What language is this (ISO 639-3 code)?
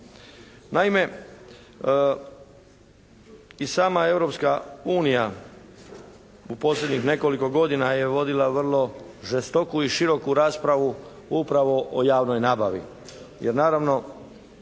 hrv